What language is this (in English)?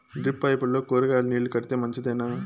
Telugu